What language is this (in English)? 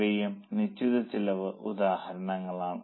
Malayalam